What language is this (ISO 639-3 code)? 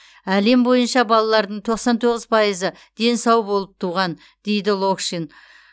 kaz